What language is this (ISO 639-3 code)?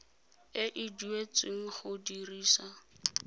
tsn